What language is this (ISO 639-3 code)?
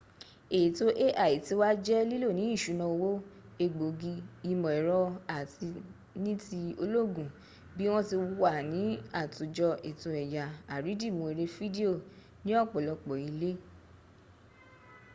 yor